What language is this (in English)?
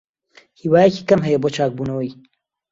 Central Kurdish